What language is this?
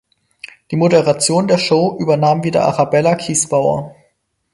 German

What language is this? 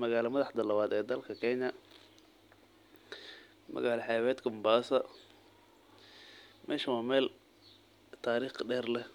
Somali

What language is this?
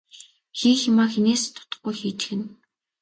Mongolian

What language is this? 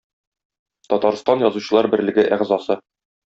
Tatar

